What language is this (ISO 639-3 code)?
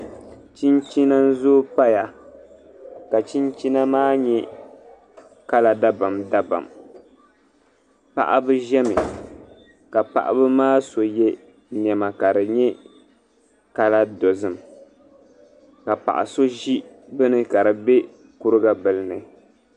dag